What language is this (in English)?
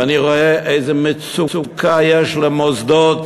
Hebrew